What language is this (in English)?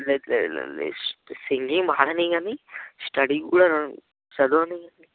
Telugu